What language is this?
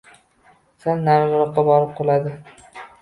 Uzbek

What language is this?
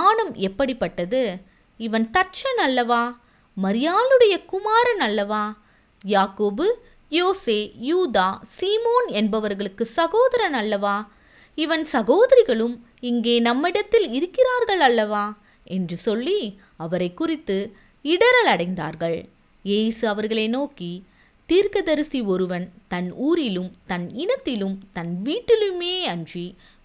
Tamil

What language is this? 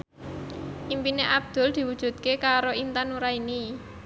Javanese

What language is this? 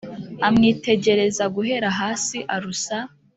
Kinyarwanda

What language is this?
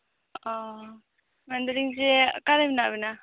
Santali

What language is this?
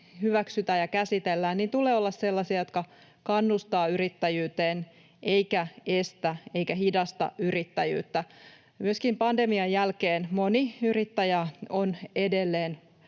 Finnish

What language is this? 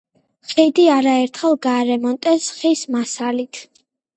Georgian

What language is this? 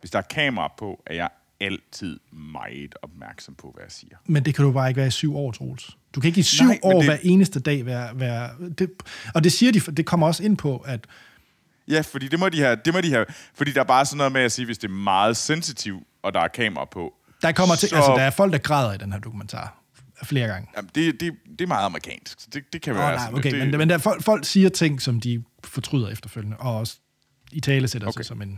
Danish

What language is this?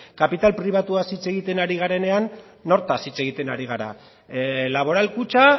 Basque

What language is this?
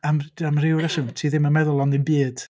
Welsh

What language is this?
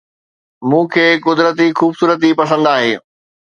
Sindhi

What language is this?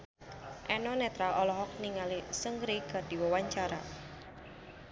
Sundanese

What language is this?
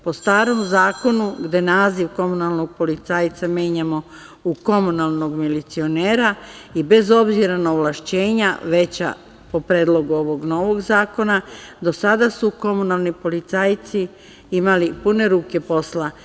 Serbian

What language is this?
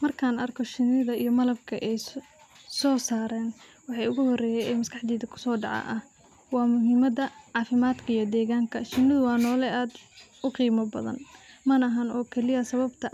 Somali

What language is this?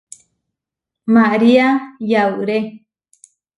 Huarijio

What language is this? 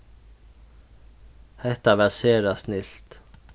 Faroese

